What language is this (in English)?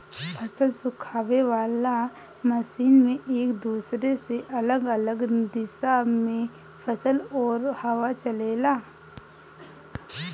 Bhojpuri